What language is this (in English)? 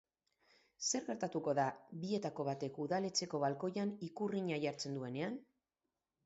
Basque